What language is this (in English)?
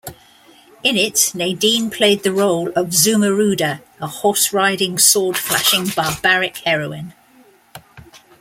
English